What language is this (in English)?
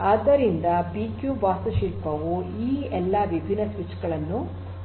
Kannada